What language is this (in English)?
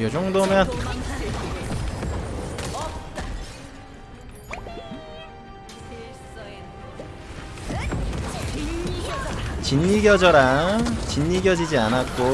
Korean